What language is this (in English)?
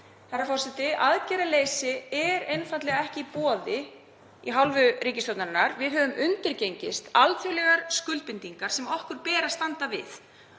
Icelandic